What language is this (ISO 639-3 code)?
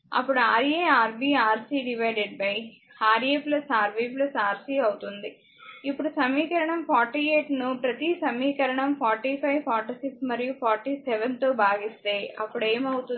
tel